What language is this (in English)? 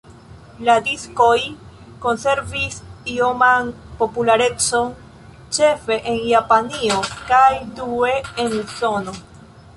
Esperanto